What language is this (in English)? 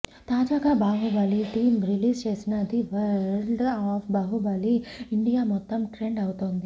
Telugu